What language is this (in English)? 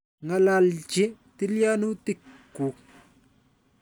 Kalenjin